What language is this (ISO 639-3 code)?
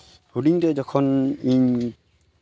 sat